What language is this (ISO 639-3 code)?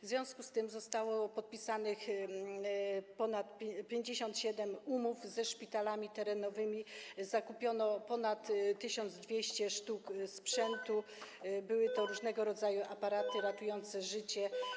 pol